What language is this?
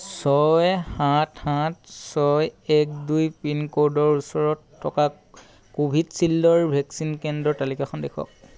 Assamese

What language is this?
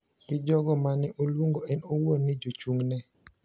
Luo (Kenya and Tanzania)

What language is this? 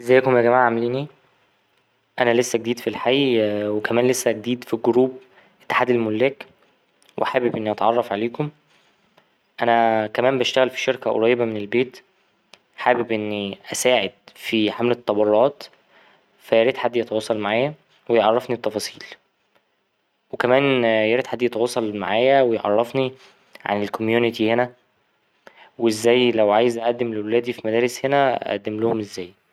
Egyptian Arabic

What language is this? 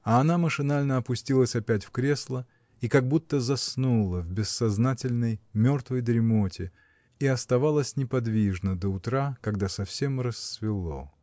Russian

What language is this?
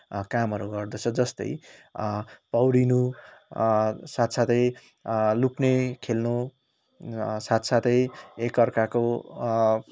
Nepali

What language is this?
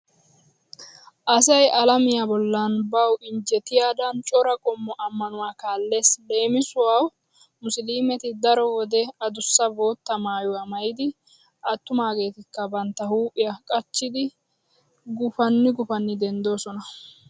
Wolaytta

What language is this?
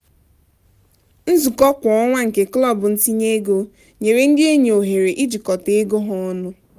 Igbo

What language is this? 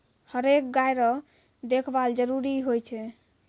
Maithili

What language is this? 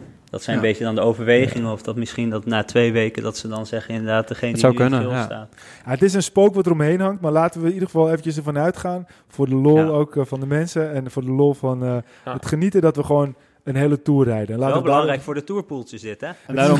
Dutch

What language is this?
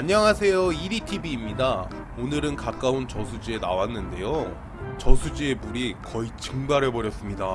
Korean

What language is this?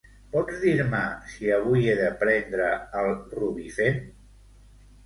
Catalan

